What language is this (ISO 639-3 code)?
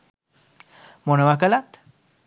sin